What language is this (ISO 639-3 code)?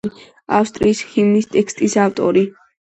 kat